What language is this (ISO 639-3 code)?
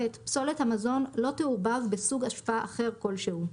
heb